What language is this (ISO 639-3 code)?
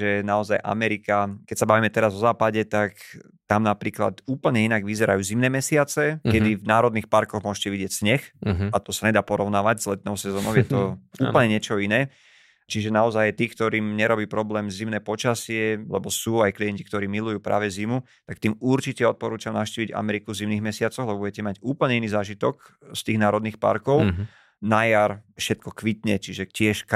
slk